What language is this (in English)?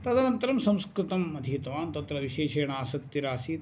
Sanskrit